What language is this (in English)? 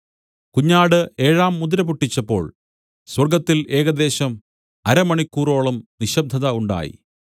Malayalam